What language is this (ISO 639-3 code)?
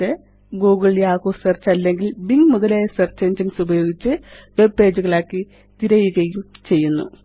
mal